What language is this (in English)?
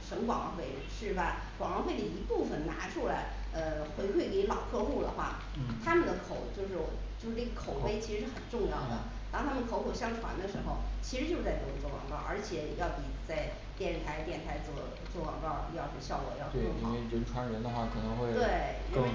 Chinese